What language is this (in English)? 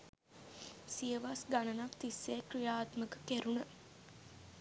Sinhala